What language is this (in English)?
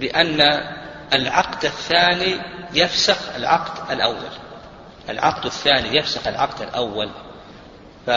Arabic